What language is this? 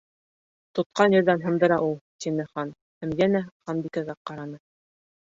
Bashkir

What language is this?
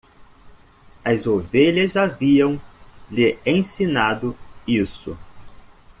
Portuguese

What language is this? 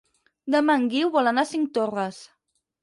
Catalan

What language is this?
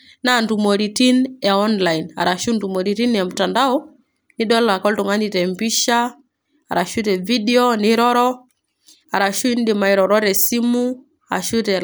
Masai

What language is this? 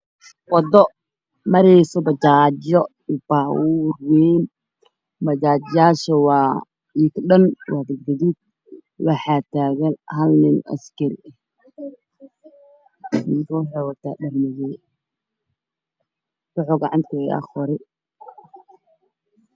Somali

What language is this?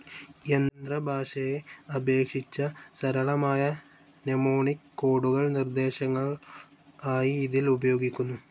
Malayalam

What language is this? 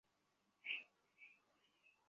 Bangla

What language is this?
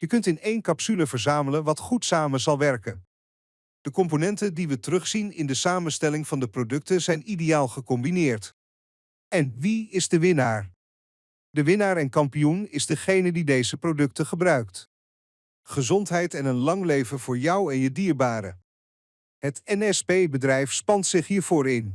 Dutch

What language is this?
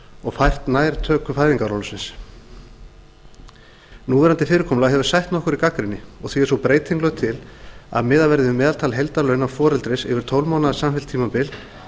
Icelandic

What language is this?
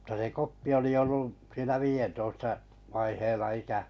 Finnish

